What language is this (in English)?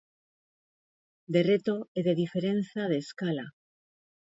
Galician